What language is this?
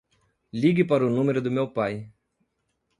Portuguese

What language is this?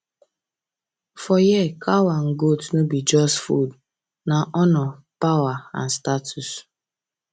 Nigerian Pidgin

